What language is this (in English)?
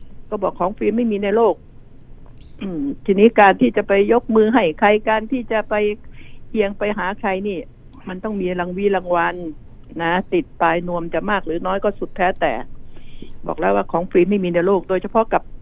Thai